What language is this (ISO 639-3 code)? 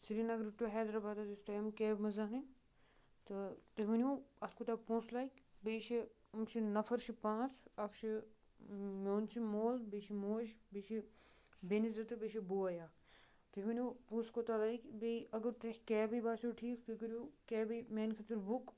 kas